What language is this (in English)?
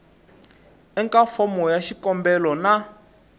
Tsonga